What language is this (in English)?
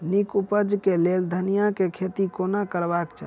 Maithili